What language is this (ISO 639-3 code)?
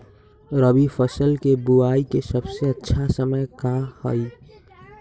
mag